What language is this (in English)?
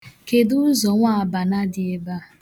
Igbo